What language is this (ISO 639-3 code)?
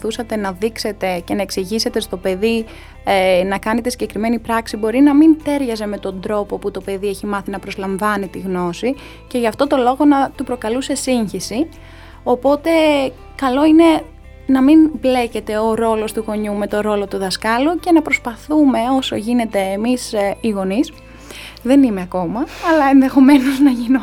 ell